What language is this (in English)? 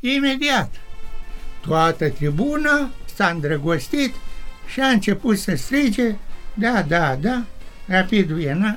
Romanian